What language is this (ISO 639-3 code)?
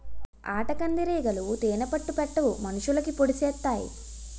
tel